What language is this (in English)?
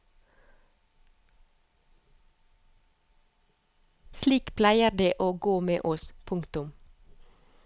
Norwegian